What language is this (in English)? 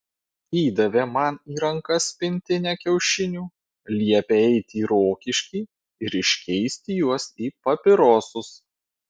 Lithuanian